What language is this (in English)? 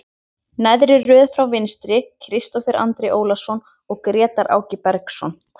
Icelandic